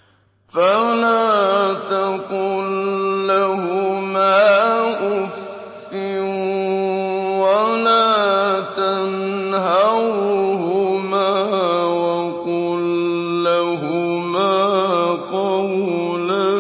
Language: Arabic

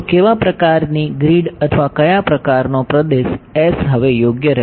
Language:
Gujarati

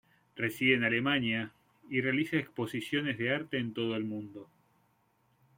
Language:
Spanish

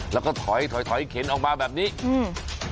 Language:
Thai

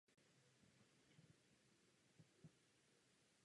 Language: Czech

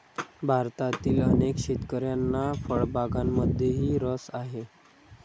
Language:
Marathi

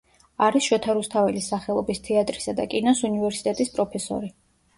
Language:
Georgian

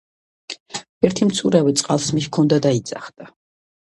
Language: Georgian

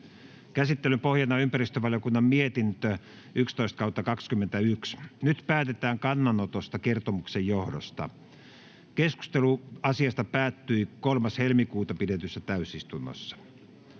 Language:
Finnish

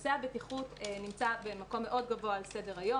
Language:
Hebrew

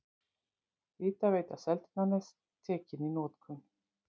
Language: Icelandic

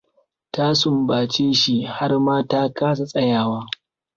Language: Hausa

